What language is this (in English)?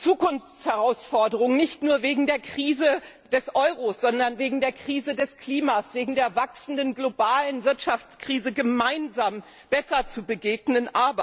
German